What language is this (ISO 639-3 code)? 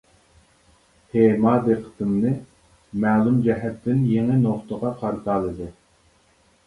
uig